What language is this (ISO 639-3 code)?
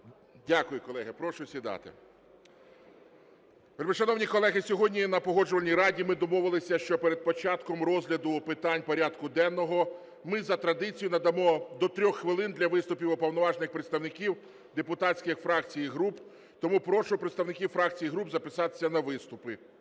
ukr